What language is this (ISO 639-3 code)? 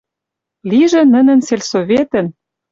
mrj